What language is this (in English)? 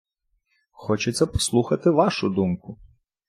Ukrainian